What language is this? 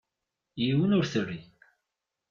Kabyle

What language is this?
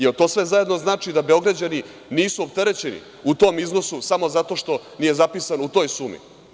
Serbian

